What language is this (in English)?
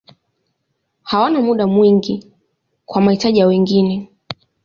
Swahili